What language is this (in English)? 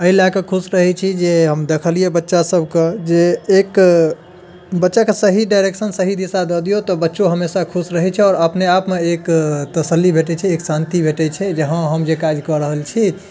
Maithili